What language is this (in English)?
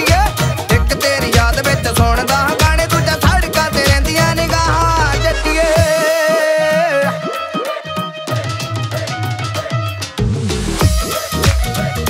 Hindi